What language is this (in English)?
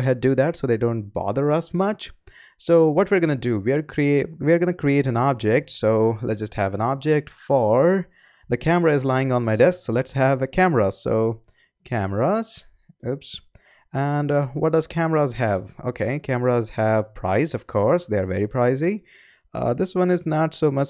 English